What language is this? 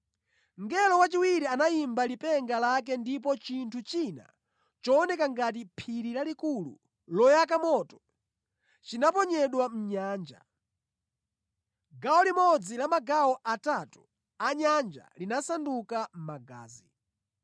Nyanja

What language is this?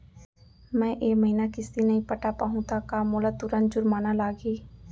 Chhattisgarhi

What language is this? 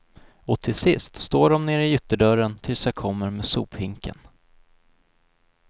Swedish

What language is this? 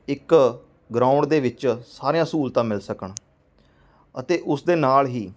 Punjabi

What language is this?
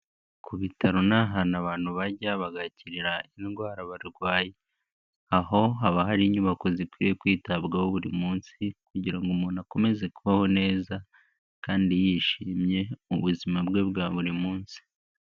Kinyarwanda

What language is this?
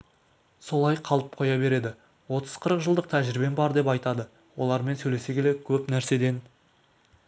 Kazakh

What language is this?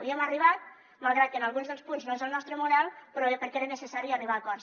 Catalan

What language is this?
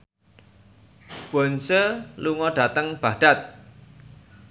Javanese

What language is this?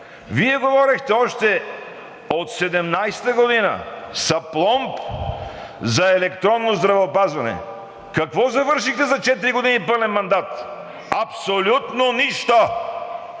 Bulgarian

